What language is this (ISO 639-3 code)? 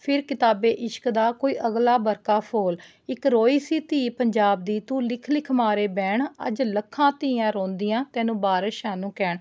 pan